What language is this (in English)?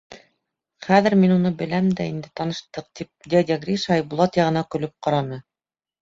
Bashkir